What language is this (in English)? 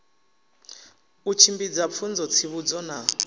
Venda